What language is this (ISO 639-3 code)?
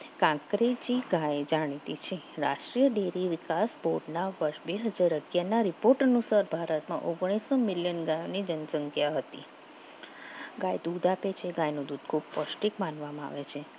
guj